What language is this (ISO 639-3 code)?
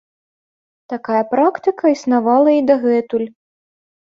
bel